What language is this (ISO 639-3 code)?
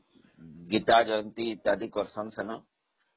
ori